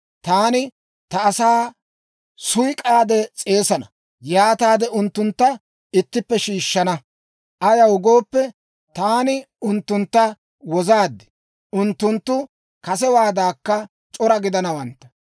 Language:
Dawro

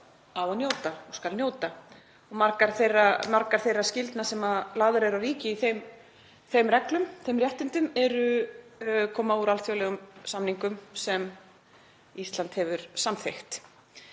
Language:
Icelandic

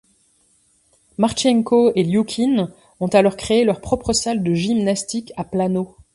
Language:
French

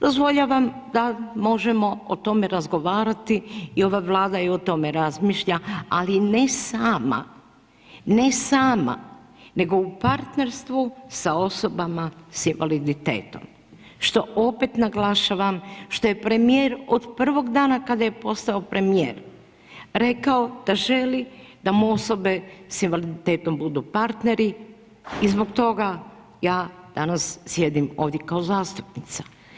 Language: Croatian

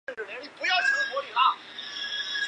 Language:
Chinese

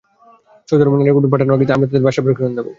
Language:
Bangla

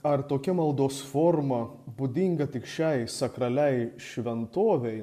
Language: Lithuanian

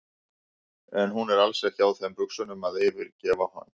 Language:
Icelandic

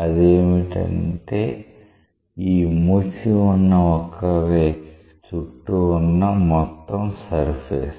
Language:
Telugu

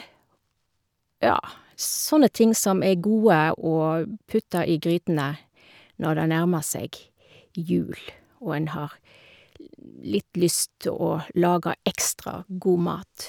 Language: Norwegian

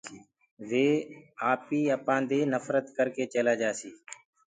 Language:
Gurgula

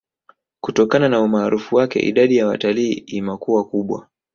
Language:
Swahili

